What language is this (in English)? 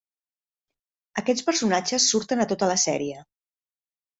Catalan